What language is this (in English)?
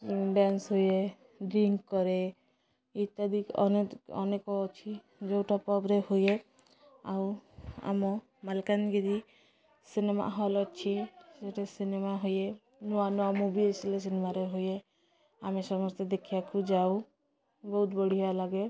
Odia